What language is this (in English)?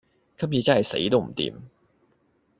Cantonese